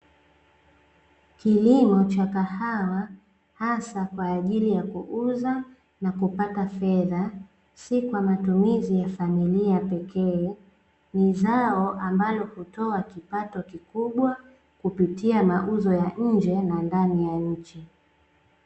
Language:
Swahili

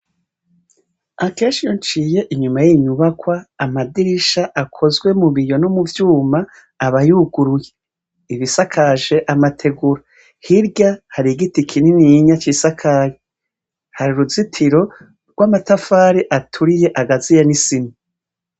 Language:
Rundi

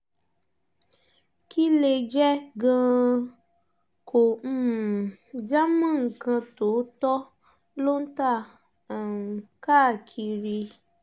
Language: Yoruba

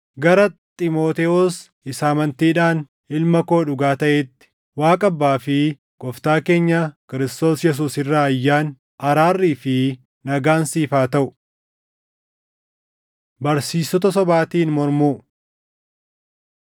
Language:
Oromo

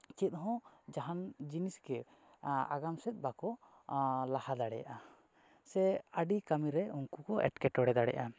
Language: Santali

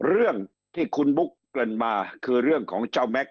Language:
Thai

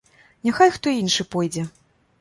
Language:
Belarusian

